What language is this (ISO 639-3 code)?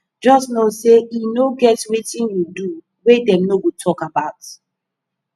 pcm